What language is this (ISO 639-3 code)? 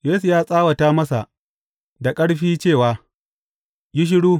hau